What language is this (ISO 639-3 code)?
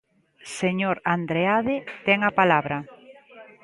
glg